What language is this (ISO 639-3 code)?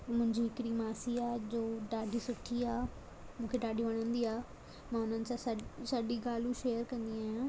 snd